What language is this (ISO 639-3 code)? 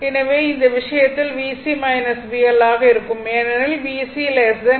tam